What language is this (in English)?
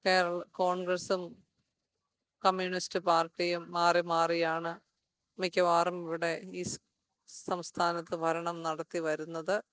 Malayalam